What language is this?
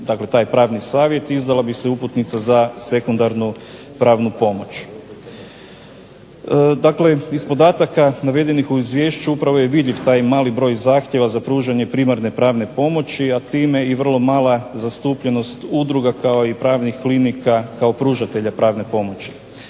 Croatian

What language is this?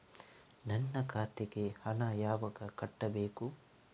Kannada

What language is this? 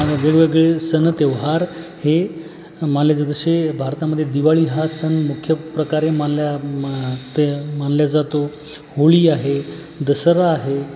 Marathi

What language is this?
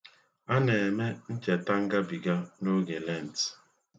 Igbo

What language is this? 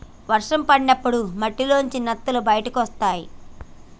Telugu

